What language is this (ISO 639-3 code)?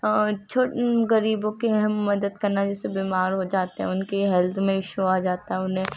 urd